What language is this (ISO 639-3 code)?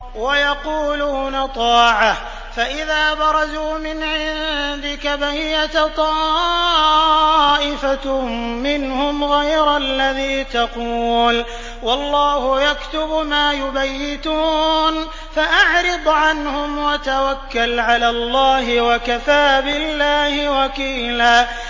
ara